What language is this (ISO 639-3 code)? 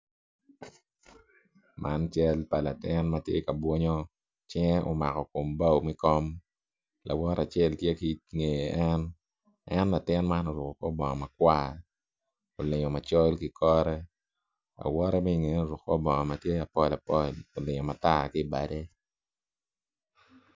ach